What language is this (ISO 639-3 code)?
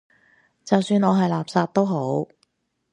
yue